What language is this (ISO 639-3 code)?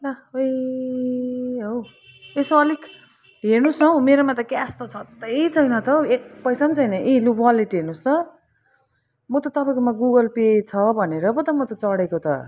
nep